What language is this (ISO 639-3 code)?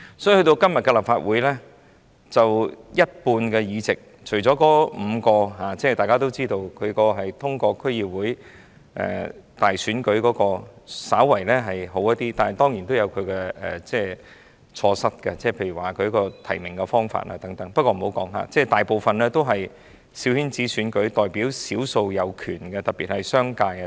yue